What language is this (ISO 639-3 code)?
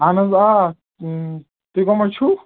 kas